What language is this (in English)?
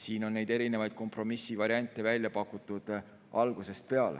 Estonian